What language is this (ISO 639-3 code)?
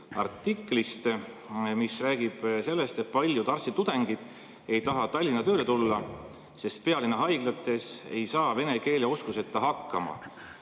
est